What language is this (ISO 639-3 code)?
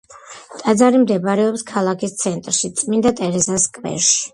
kat